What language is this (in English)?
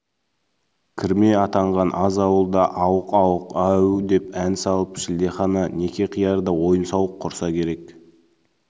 Kazakh